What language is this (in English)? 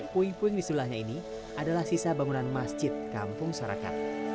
Indonesian